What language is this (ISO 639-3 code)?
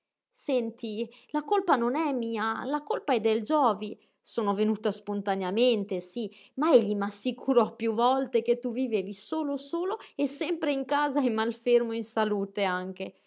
ita